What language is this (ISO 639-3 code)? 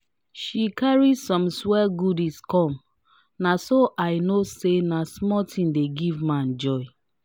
pcm